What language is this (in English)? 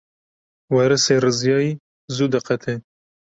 Kurdish